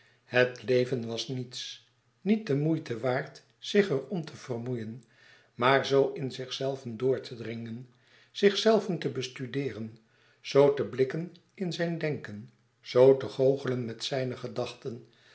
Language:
Dutch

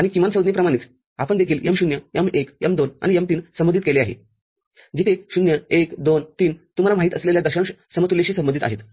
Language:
Marathi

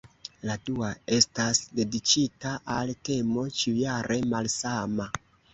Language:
Esperanto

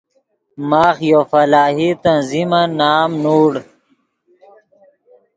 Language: Yidgha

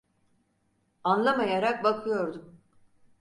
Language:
Turkish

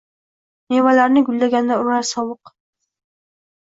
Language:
Uzbek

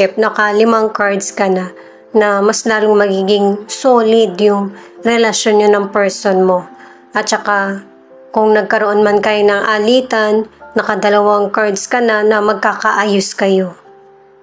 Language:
Filipino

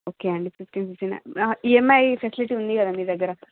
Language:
Telugu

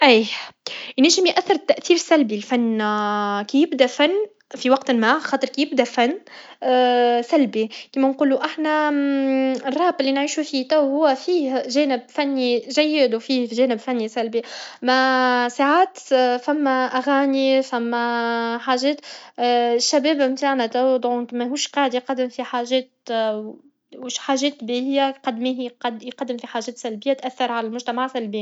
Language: Tunisian Arabic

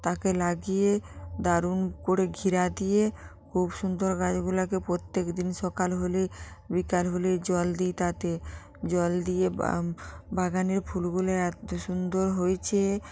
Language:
Bangla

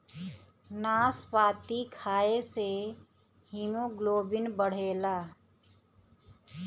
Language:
Bhojpuri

